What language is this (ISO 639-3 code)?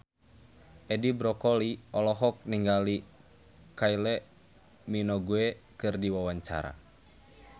sun